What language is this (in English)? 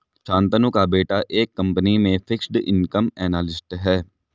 Hindi